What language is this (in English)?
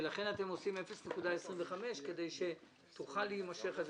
Hebrew